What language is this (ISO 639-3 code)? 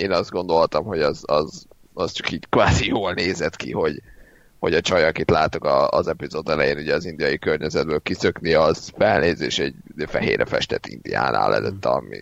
hun